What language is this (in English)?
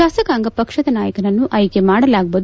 Kannada